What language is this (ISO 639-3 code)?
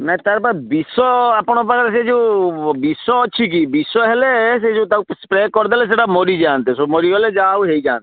ori